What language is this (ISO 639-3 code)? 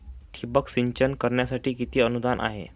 mar